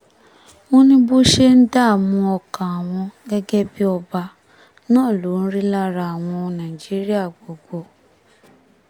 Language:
Yoruba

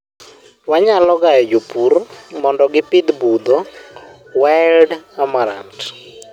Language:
Luo (Kenya and Tanzania)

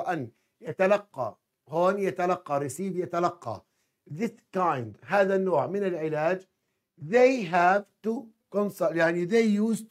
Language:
Arabic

